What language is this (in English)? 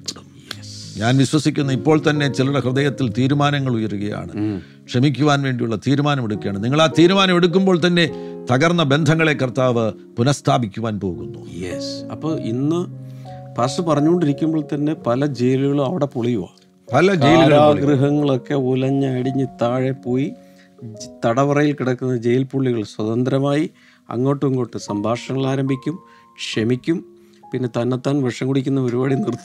Malayalam